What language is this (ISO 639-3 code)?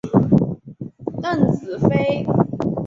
zho